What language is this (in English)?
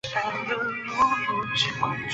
Chinese